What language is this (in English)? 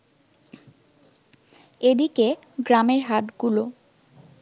Bangla